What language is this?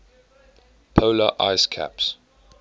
English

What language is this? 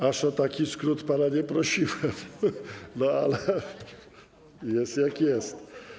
Polish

